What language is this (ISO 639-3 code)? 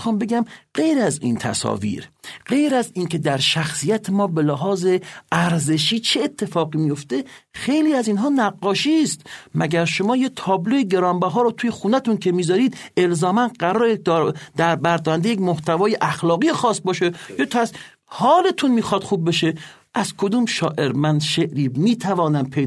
fas